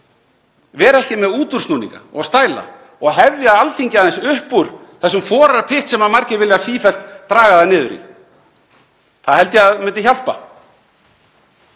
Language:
Icelandic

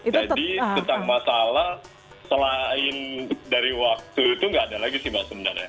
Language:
Indonesian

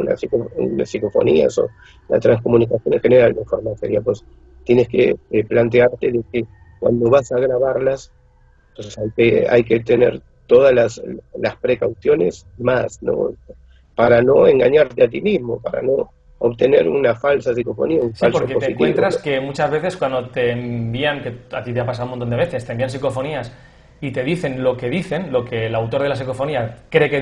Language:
Spanish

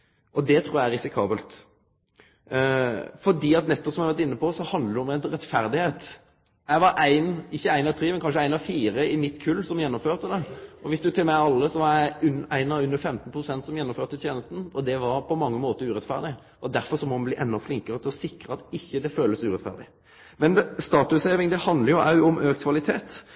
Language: Norwegian Nynorsk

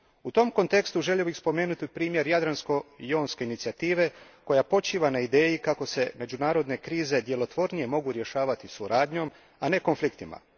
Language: Croatian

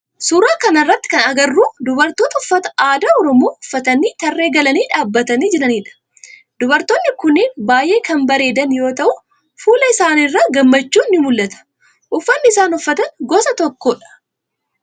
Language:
Oromo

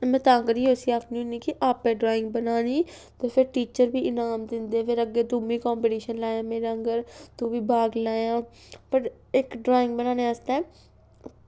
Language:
Dogri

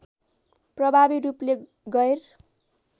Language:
Nepali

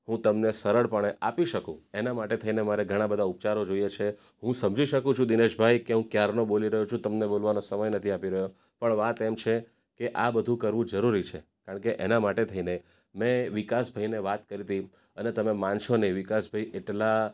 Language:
Gujarati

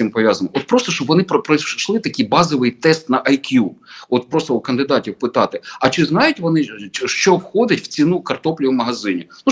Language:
Ukrainian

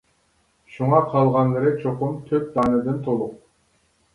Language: Uyghur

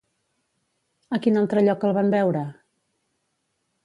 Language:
Catalan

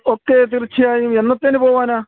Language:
Malayalam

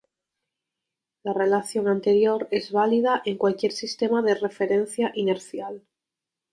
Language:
Spanish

